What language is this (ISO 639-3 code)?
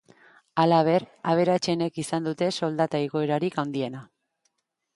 eus